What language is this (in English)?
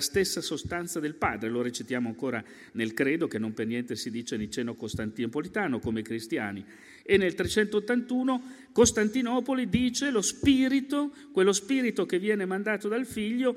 Italian